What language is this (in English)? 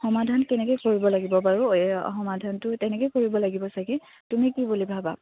Assamese